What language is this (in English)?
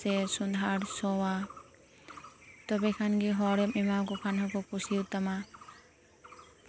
Santali